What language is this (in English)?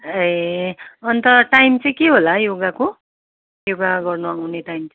Nepali